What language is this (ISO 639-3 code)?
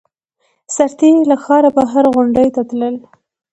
pus